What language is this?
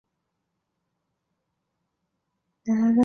Chinese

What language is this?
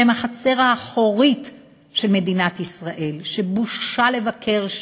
Hebrew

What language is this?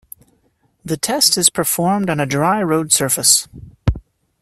English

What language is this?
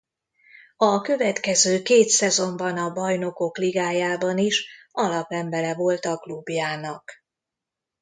Hungarian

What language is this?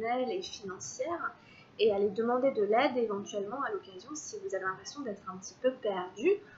French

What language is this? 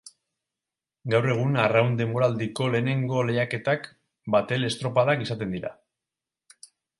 Basque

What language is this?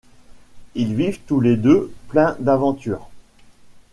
French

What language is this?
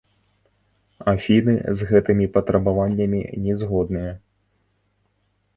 Belarusian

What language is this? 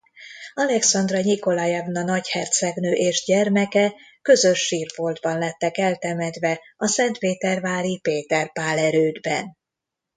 Hungarian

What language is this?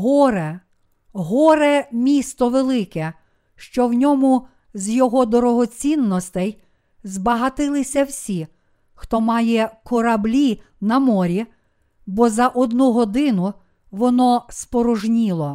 Ukrainian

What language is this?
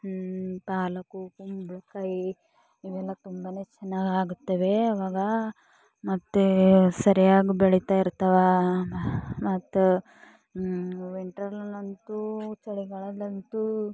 Kannada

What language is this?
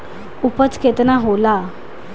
Bhojpuri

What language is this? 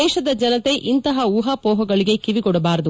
Kannada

